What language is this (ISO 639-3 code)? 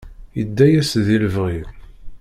kab